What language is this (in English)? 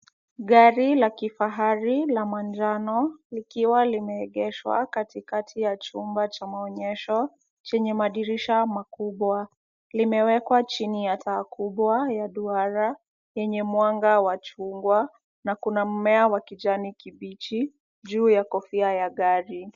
Swahili